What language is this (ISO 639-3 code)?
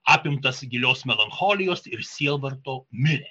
lit